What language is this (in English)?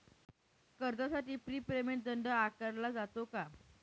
Marathi